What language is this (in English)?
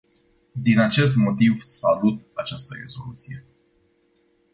Romanian